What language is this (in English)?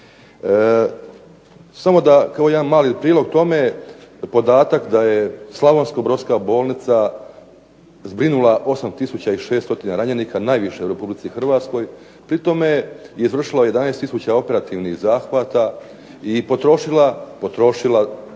Croatian